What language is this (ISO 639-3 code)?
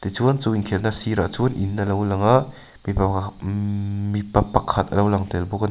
lus